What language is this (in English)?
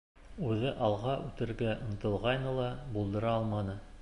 Bashkir